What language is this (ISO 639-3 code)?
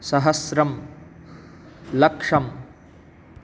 san